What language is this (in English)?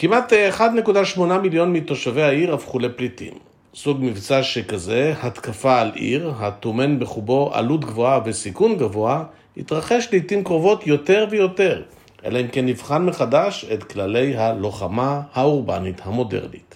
Hebrew